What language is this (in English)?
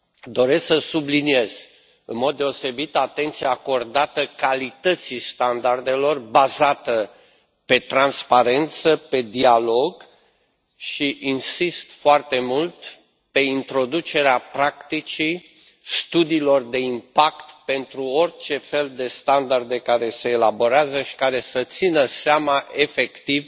Romanian